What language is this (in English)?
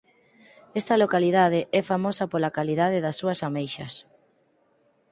Galician